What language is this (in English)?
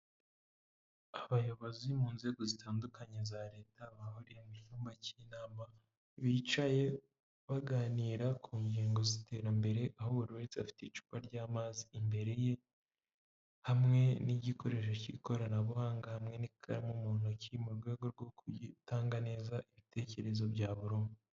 Kinyarwanda